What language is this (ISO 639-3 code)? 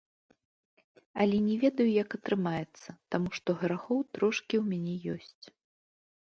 bel